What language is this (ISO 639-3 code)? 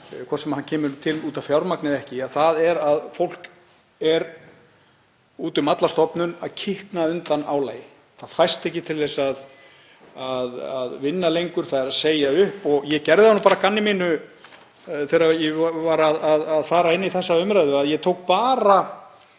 isl